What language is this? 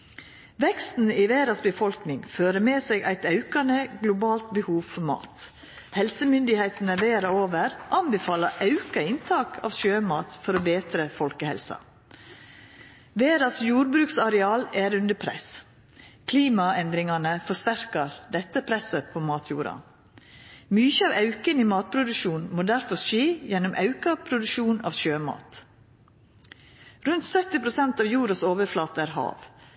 Norwegian Nynorsk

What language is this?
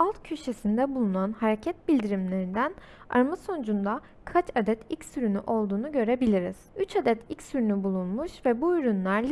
Turkish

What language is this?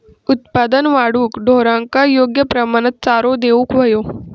Marathi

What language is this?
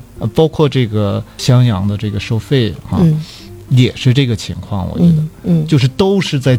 Chinese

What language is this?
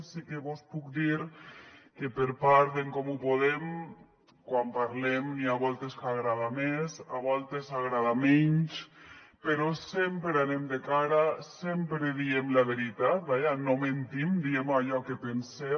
Catalan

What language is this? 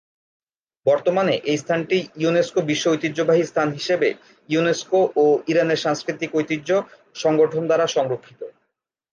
Bangla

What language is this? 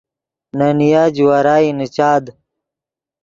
Yidgha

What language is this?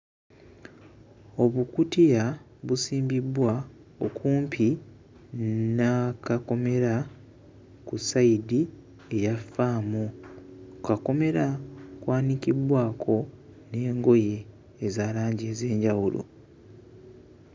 Ganda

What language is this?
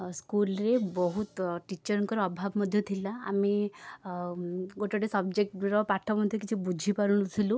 Odia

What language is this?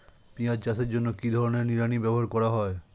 Bangla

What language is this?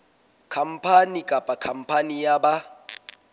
Southern Sotho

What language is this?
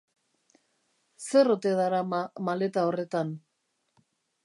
Basque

